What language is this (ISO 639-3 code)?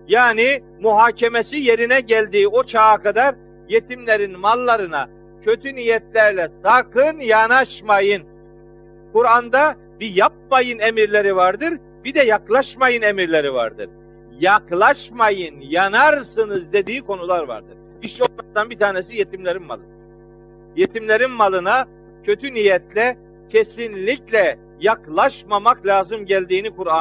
tur